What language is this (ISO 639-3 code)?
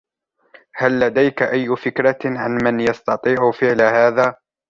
ara